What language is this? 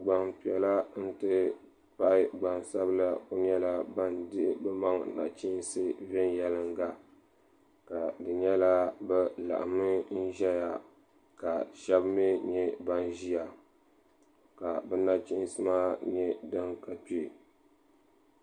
Dagbani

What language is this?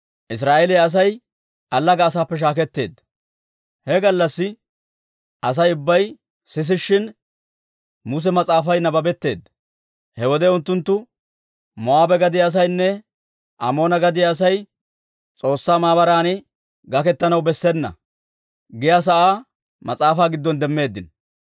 Dawro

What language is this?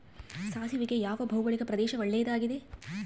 Kannada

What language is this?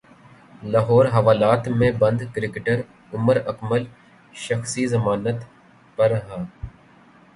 Urdu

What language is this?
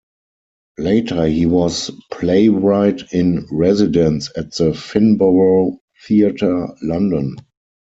English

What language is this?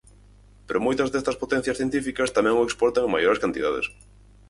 Galician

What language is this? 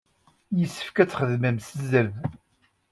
Kabyle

